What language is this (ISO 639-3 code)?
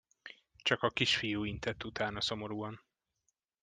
hun